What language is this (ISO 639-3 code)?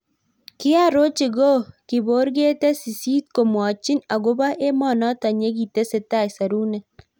kln